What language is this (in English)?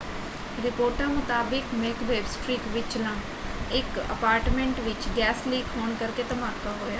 Punjabi